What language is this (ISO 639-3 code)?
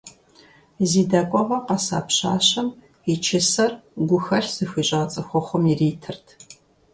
kbd